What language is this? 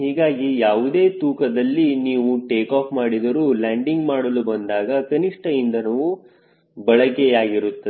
Kannada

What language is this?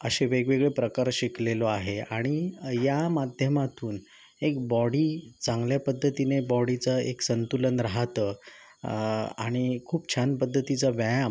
Marathi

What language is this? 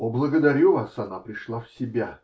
Russian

